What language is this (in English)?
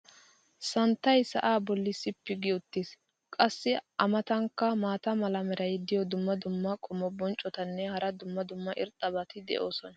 Wolaytta